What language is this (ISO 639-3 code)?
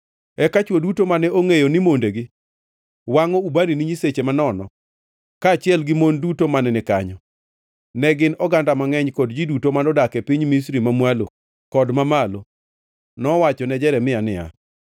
luo